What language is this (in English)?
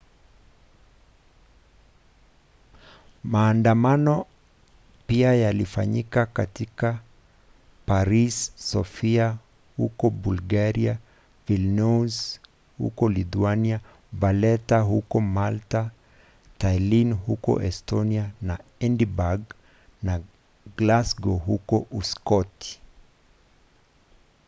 Swahili